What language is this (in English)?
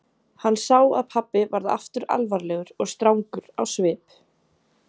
Icelandic